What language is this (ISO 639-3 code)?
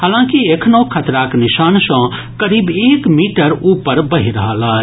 mai